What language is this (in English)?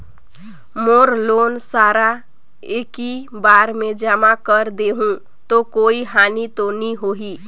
Chhattisgarhi